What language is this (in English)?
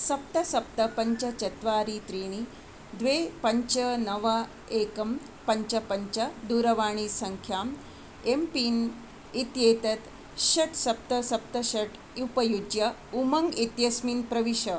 Sanskrit